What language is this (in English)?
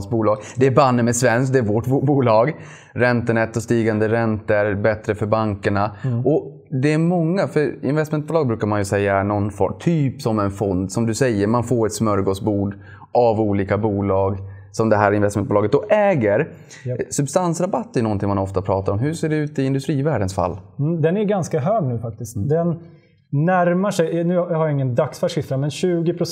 Swedish